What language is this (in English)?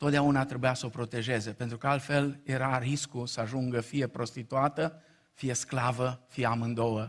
Romanian